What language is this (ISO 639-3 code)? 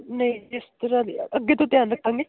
pan